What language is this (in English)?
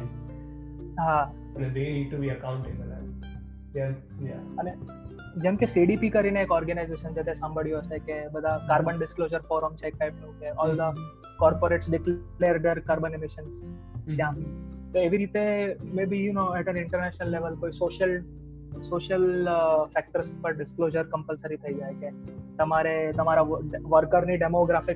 Gujarati